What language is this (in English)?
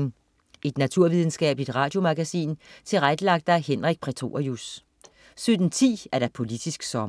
Danish